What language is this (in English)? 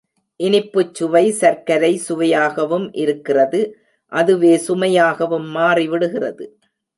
Tamil